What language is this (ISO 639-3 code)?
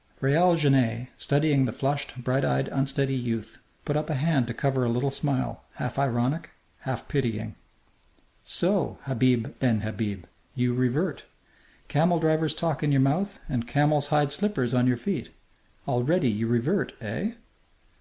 eng